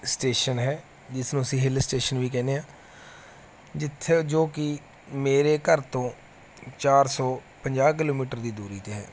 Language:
Punjabi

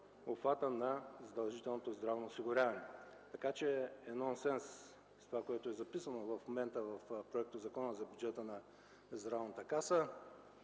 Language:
Bulgarian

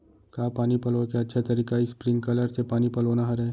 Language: Chhattisgarhi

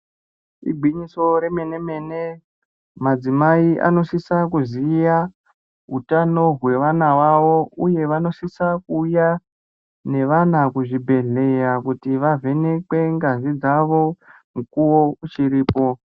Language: Ndau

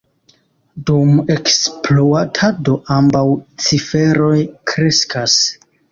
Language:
Esperanto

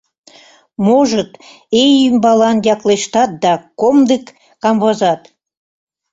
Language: Mari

